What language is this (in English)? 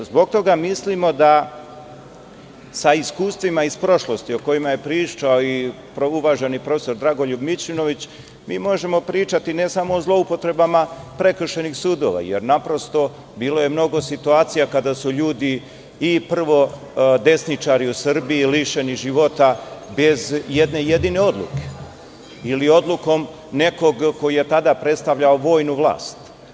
Serbian